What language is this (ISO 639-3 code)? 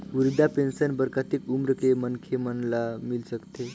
hne